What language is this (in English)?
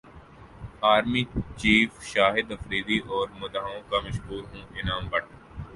Urdu